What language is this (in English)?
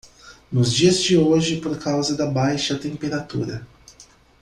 Portuguese